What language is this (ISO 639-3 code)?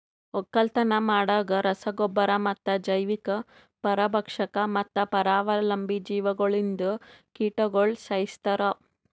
kan